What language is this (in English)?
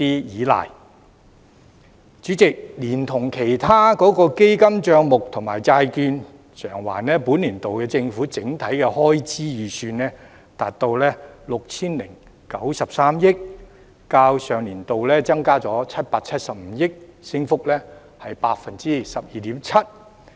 Cantonese